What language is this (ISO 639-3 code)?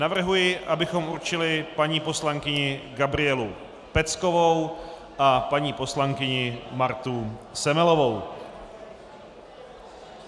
ces